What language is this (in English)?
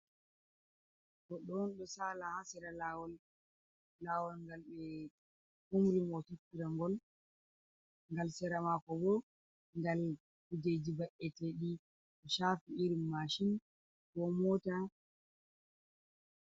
Fula